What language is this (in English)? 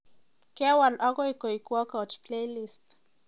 Kalenjin